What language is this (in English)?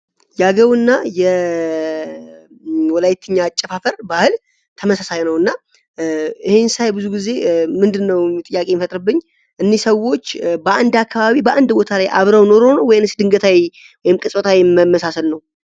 Amharic